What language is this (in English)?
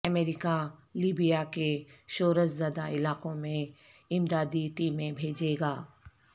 Urdu